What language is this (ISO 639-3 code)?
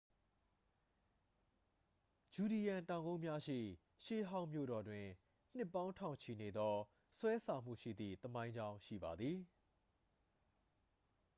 mya